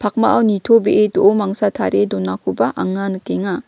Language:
Garo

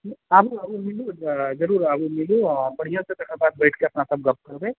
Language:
Maithili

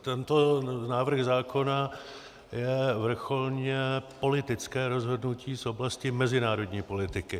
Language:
Czech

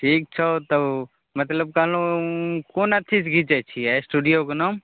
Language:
Maithili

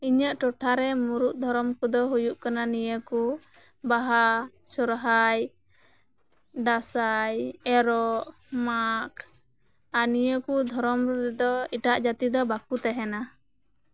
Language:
Santali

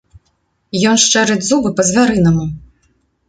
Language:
Belarusian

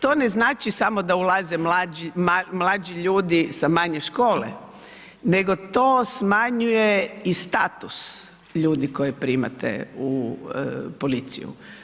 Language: Croatian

